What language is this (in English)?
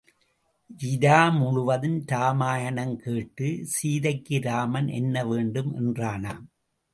Tamil